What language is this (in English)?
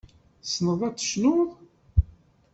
Kabyle